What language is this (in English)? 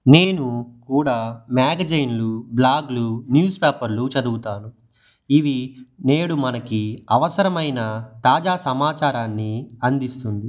Telugu